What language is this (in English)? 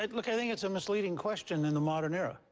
English